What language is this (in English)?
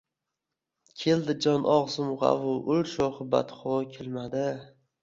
Uzbek